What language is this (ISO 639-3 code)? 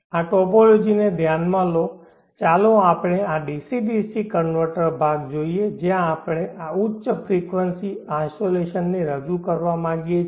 guj